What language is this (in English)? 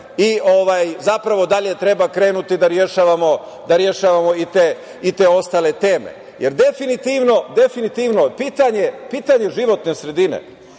Serbian